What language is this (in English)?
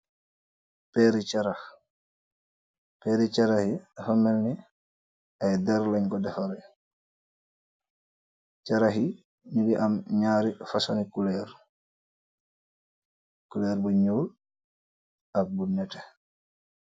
Wolof